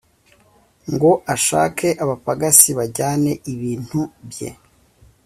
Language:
Kinyarwanda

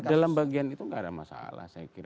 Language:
Indonesian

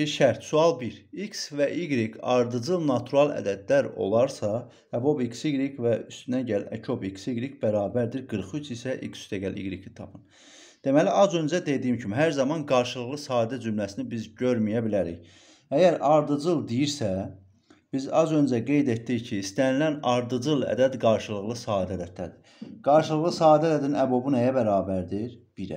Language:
Turkish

